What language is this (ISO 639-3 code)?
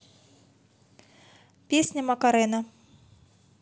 rus